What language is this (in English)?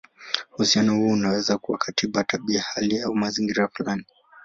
Swahili